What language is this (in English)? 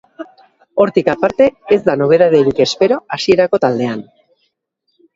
Basque